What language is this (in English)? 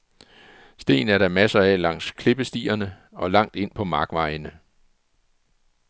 Danish